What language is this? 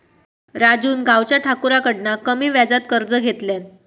Marathi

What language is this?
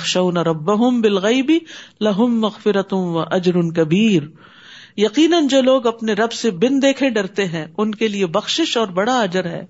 Urdu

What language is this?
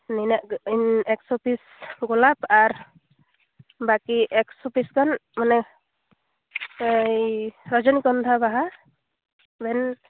Santali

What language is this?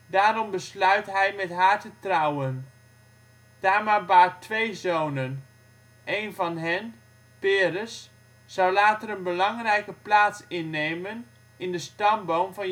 Dutch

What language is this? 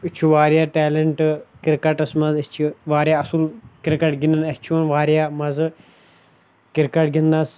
Kashmiri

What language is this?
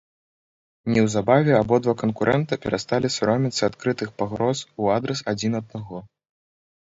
Belarusian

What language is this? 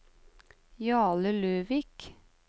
Norwegian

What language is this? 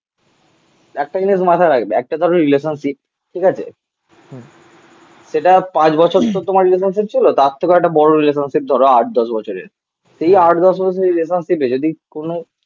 Bangla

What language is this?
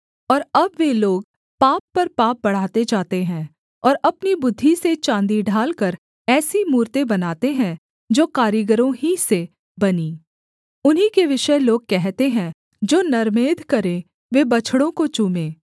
Hindi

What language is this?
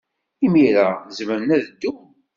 Kabyle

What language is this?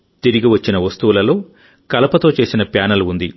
Telugu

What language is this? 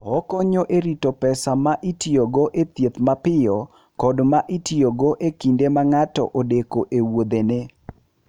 Luo (Kenya and Tanzania)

